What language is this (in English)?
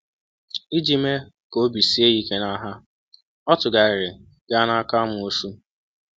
Igbo